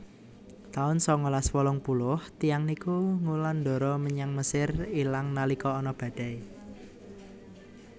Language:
Javanese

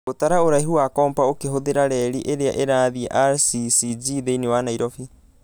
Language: Kikuyu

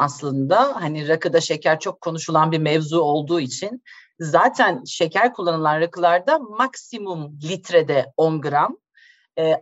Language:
Turkish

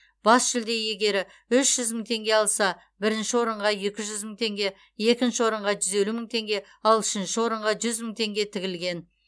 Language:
Kazakh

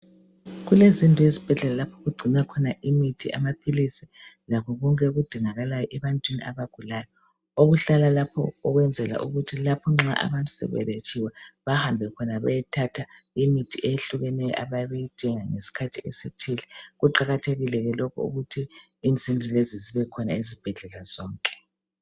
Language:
North Ndebele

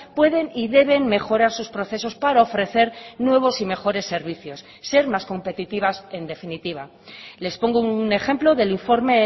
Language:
Spanish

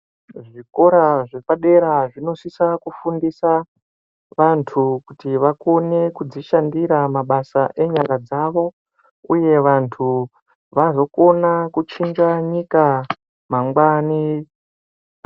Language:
Ndau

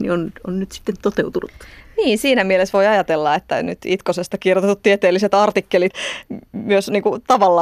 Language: Finnish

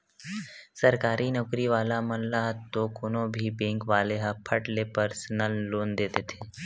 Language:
Chhattisgarhi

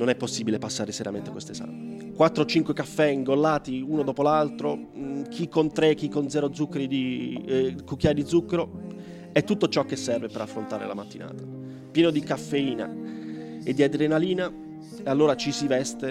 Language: Italian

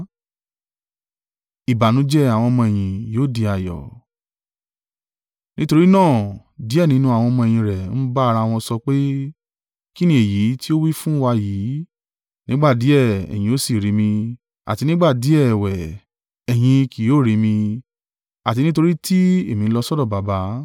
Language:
Yoruba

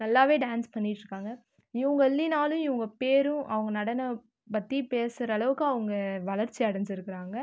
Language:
Tamil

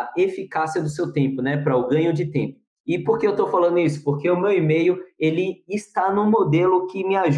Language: Portuguese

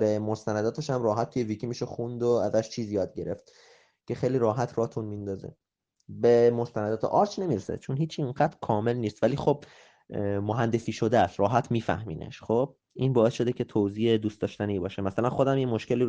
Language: Persian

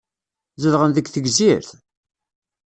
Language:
Kabyle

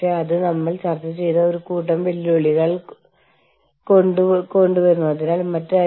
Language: Malayalam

